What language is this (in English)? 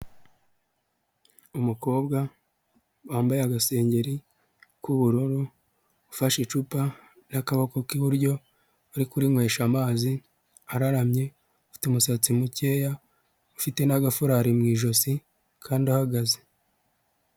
Kinyarwanda